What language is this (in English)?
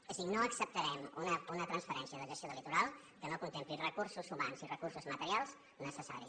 Catalan